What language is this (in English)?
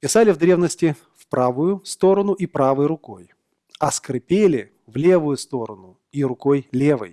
Russian